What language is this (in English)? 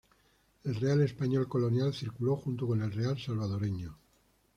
Spanish